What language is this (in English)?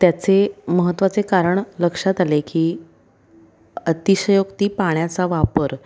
Marathi